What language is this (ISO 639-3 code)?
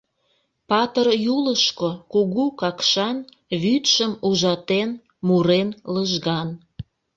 chm